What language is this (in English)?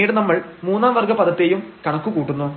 Malayalam